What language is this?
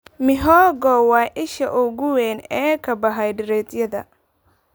Somali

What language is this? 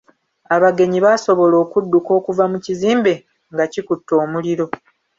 Ganda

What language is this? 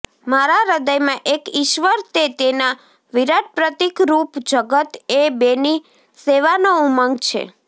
Gujarati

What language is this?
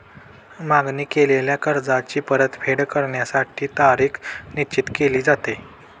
Marathi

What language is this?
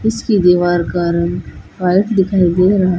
Hindi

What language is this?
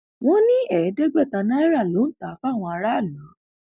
Yoruba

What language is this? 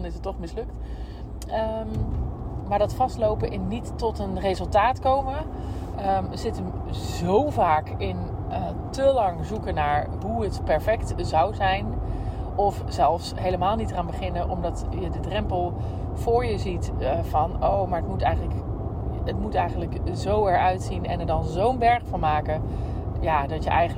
Dutch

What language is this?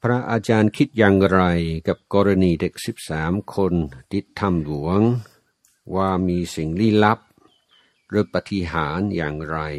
Thai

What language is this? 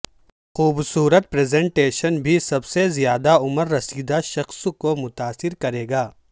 Urdu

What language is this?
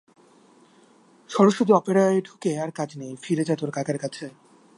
Bangla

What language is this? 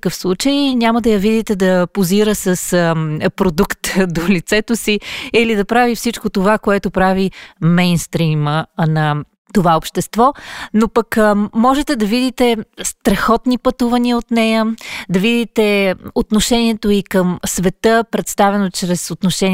Bulgarian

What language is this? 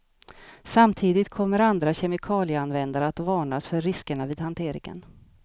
Swedish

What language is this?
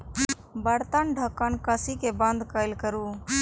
Maithili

